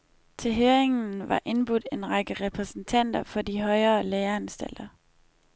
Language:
Danish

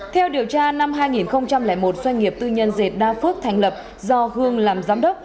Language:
Vietnamese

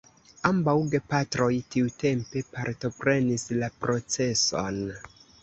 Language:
Esperanto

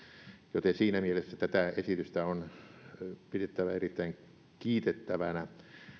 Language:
Finnish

